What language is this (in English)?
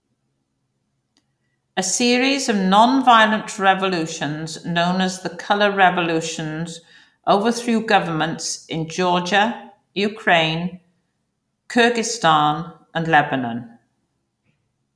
English